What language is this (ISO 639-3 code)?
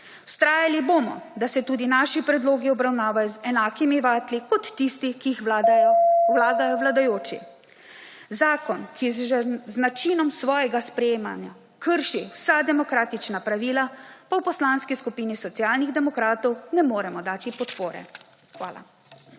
slv